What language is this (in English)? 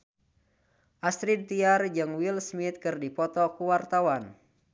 Sundanese